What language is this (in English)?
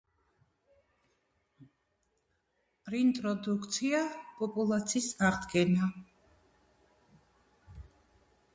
Georgian